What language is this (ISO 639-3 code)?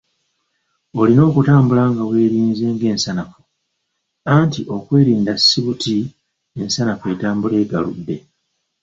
lug